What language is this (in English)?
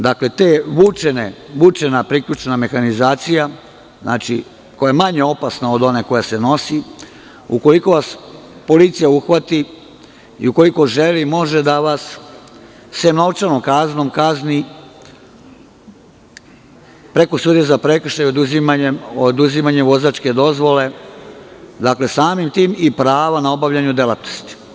Serbian